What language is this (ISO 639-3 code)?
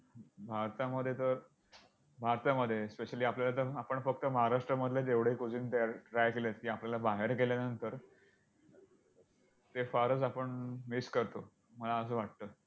mar